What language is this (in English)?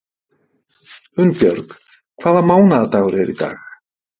Icelandic